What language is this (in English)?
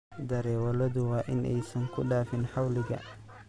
Somali